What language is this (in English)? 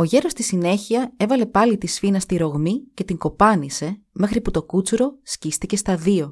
Greek